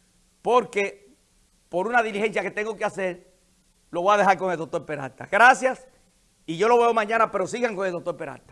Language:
Spanish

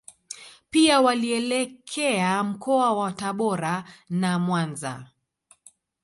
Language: Swahili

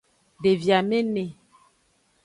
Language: Aja (Benin)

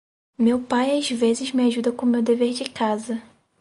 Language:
Portuguese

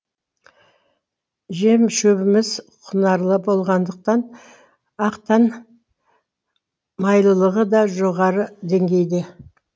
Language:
Kazakh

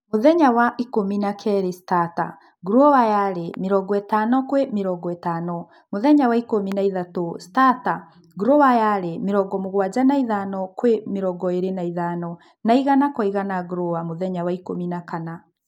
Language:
Kikuyu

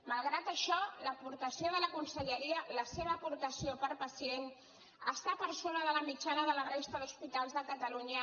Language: Catalan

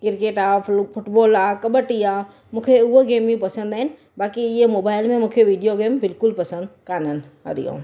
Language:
Sindhi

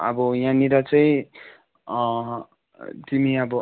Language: Nepali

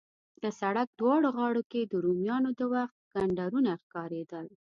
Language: Pashto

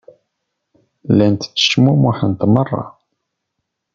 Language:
Kabyle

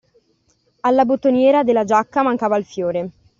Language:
Italian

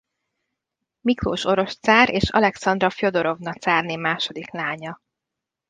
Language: Hungarian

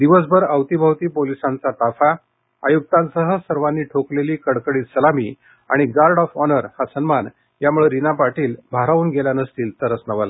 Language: Marathi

